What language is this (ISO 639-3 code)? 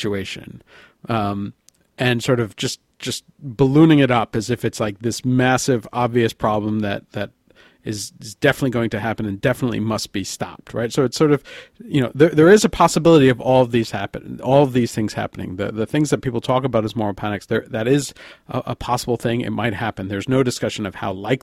eng